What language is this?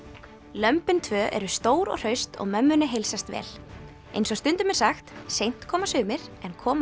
Icelandic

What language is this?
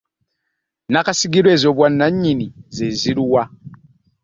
Ganda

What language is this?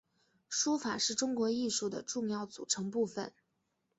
Chinese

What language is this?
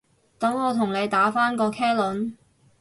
Cantonese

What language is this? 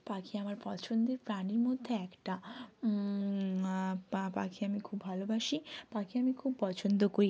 Bangla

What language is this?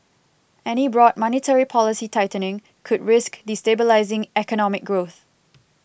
English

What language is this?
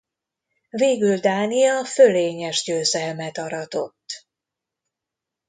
Hungarian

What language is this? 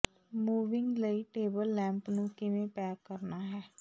Punjabi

